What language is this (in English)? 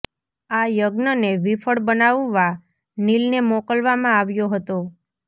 Gujarati